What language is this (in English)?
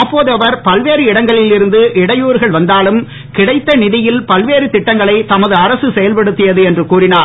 Tamil